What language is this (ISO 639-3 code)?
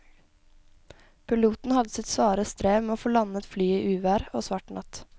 nor